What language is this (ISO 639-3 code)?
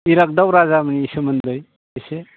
brx